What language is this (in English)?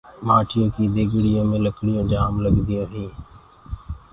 Gurgula